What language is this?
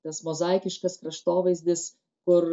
Lithuanian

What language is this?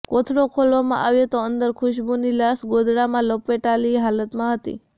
Gujarati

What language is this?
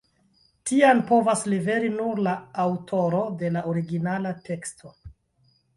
Esperanto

